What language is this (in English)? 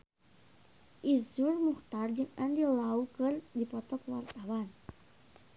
Sundanese